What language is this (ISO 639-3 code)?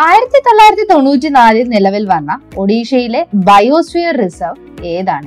mal